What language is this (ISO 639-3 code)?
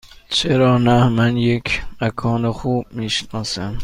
fas